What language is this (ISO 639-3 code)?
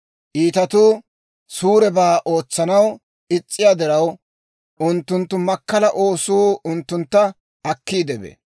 dwr